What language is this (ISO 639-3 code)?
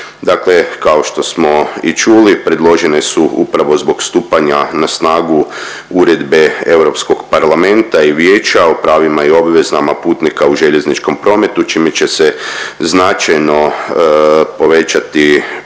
hrv